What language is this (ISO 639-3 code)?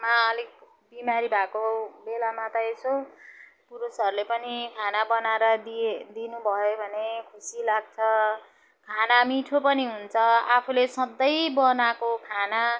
nep